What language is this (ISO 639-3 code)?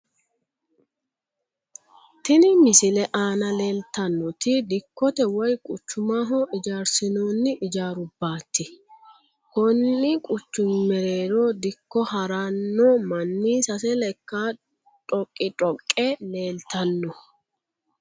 sid